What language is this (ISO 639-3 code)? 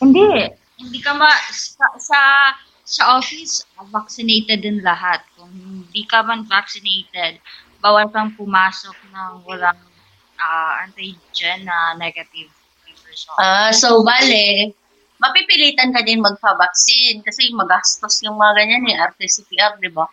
fil